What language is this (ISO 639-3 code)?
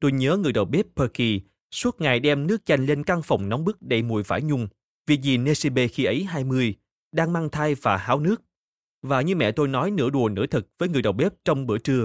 vie